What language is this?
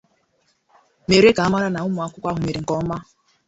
Igbo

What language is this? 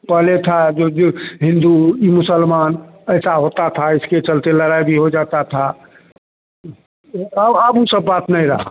Hindi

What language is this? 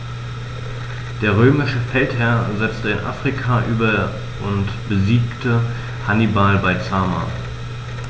German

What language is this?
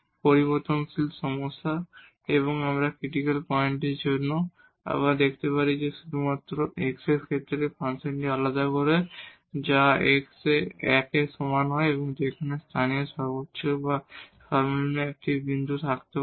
Bangla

